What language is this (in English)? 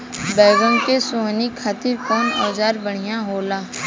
Bhojpuri